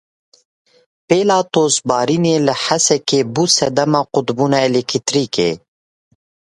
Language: Kurdish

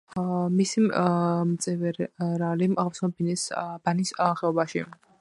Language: Georgian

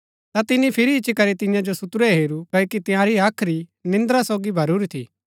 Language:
Gaddi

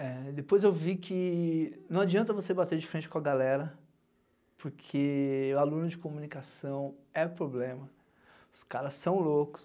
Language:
Portuguese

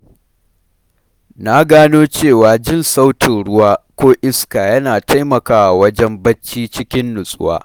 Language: Hausa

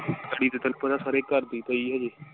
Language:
Punjabi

